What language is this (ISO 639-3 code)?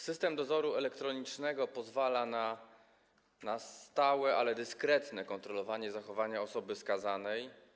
pol